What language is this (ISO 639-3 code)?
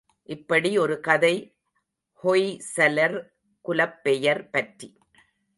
tam